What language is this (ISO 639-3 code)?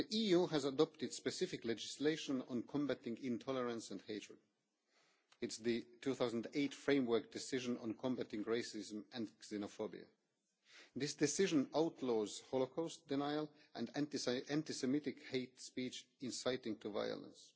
eng